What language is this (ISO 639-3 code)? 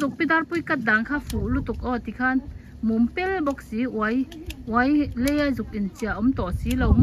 tha